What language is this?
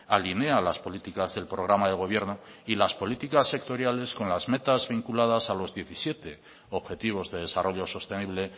Spanish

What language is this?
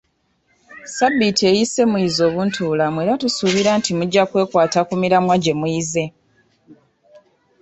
Ganda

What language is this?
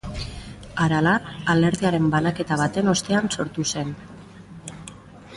Basque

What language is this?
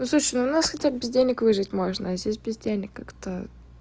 Russian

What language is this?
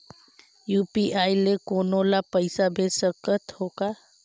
Chhattisgarhi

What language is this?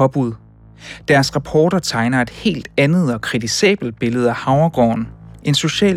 Danish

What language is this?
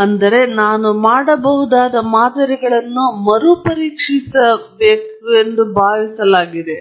Kannada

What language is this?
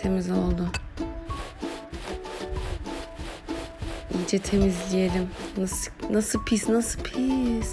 Turkish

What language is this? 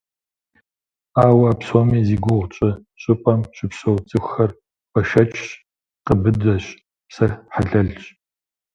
Kabardian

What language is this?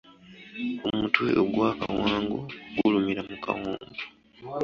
Ganda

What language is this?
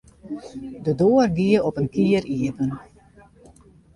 Western Frisian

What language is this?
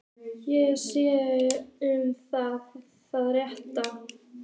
Icelandic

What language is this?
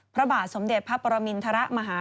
Thai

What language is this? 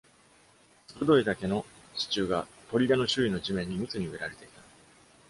Japanese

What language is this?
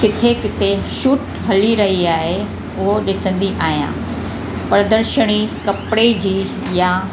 Sindhi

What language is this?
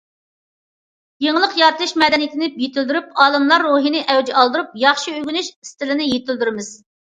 Uyghur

